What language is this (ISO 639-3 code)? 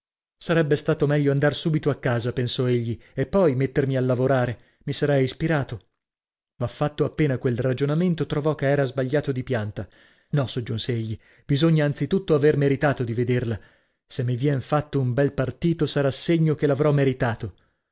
ita